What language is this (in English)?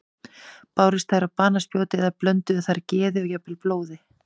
Icelandic